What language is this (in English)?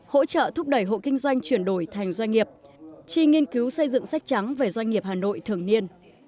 Vietnamese